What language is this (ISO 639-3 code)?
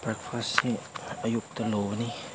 mni